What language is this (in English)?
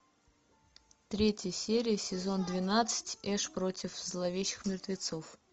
Russian